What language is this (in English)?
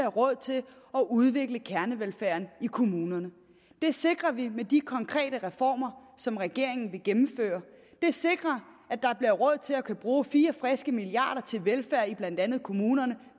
Danish